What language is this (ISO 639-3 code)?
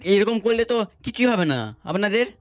ben